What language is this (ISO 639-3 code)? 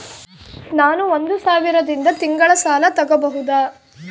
kan